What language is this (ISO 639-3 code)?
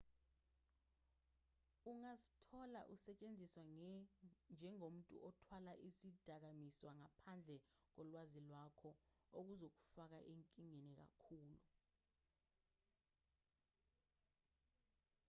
zul